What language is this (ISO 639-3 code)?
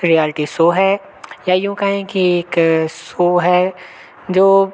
hin